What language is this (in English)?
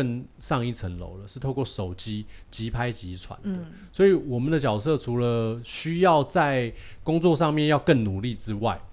Chinese